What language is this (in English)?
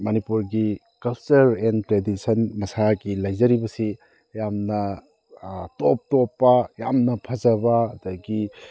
Manipuri